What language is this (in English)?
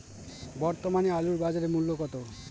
Bangla